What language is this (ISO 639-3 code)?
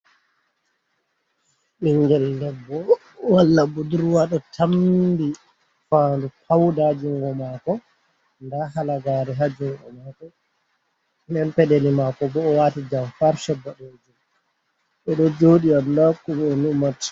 ful